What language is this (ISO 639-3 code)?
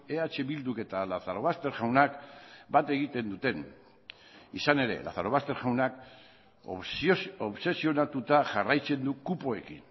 eus